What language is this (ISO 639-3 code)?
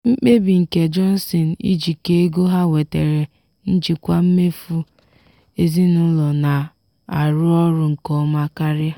ibo